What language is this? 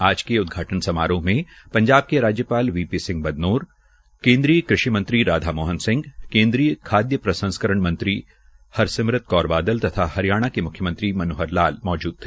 Hindi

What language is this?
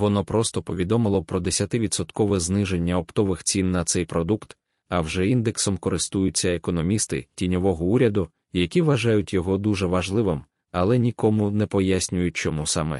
Ukrainian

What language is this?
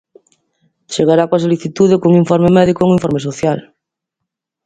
Galician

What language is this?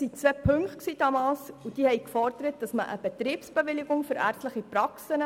Swiss German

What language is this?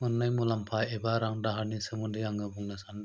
Bodo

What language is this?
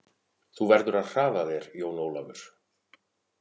Icelandic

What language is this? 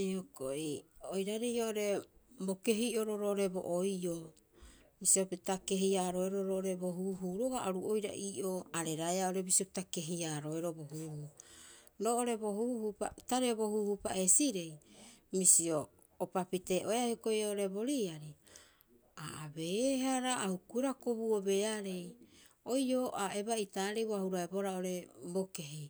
Rapoisi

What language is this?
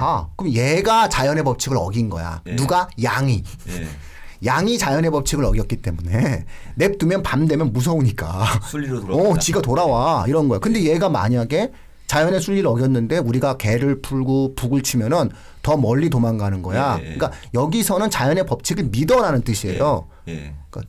Korean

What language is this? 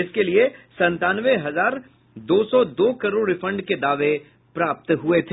Hindi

